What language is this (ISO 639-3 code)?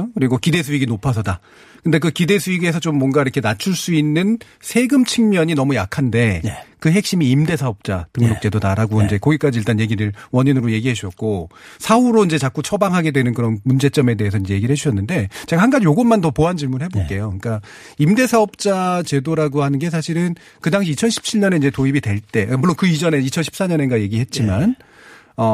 kor